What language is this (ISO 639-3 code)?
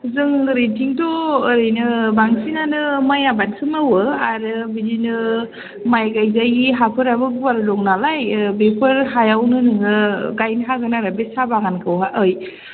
brx